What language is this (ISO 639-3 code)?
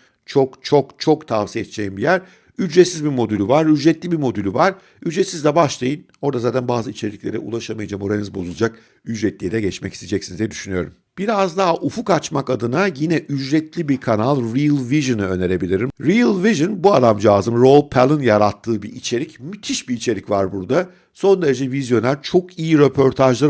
tur